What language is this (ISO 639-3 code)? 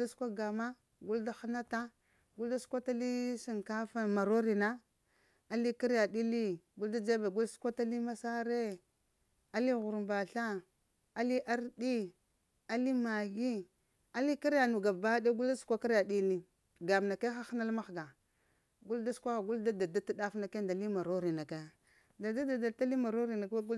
hia